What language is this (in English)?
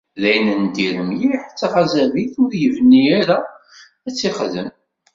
Kabyle